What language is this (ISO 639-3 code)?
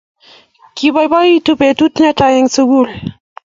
kln